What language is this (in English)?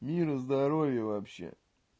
Russian